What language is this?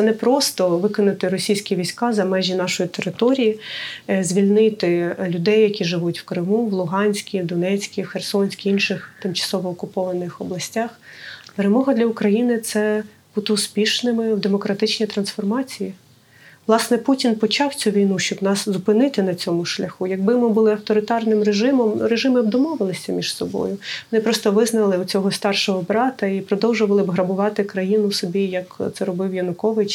Ukrainian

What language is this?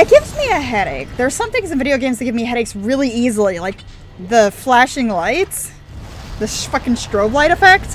English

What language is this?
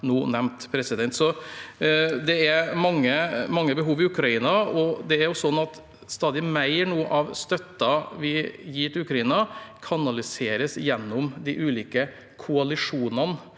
Norwegian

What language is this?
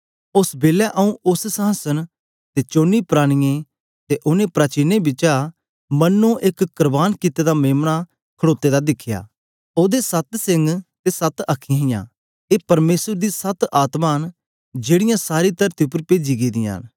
Dogri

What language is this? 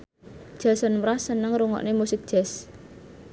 Javanese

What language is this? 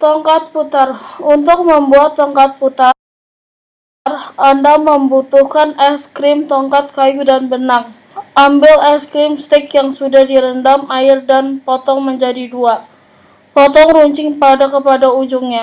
Indonesian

